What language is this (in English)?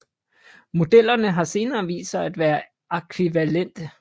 Danish